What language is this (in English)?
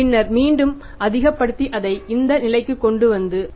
Tamil